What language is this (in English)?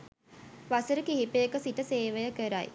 Sinhala